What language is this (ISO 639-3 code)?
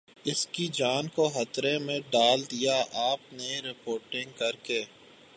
urd